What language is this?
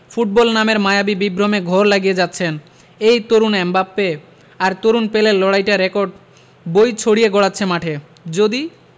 Bangla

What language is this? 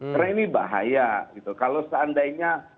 Indonesian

